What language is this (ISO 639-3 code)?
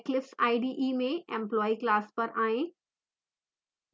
hin